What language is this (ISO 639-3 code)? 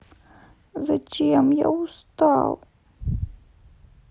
rus